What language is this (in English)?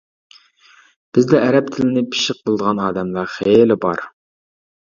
Uyghur